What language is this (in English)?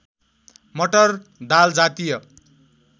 Nepali